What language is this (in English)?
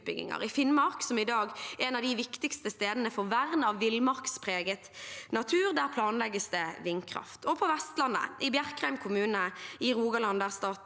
Norwegian